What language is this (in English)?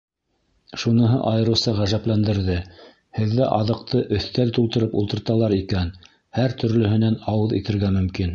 Bashkir